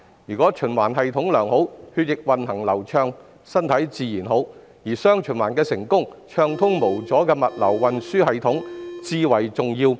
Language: Cantonese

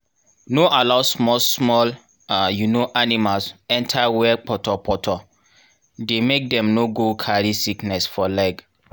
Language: Nigerian Pidgin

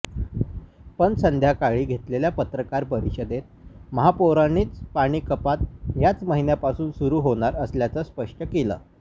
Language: Marathi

